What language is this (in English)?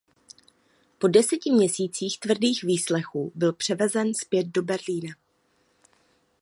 Czech